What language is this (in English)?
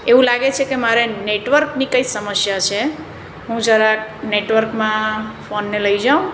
Gujarati